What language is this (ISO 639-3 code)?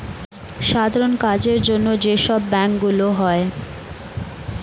ben